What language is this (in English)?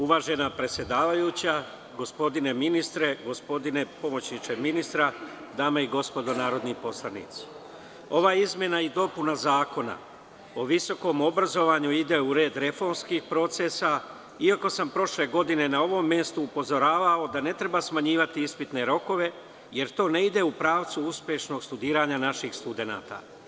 Serbian